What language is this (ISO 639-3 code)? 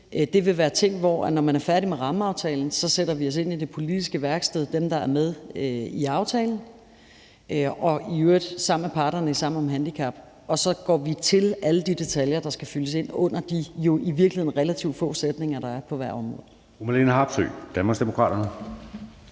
dan